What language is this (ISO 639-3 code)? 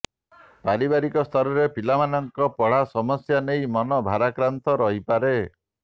ori